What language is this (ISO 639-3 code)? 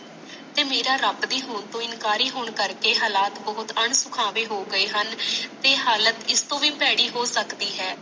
pan